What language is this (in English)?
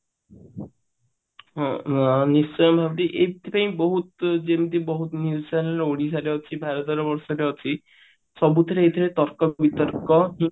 Odia